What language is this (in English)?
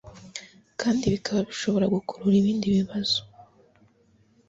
Kinyarwanda